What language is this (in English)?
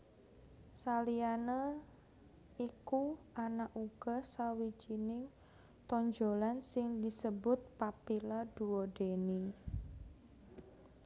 Javanese